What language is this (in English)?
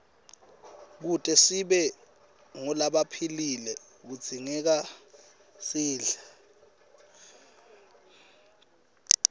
Swati